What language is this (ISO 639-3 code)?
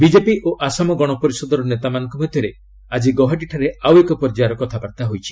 ori